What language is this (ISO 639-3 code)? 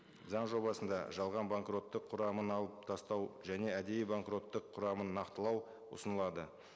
kaz